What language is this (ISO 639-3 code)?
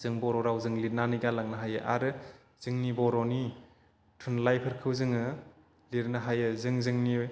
brx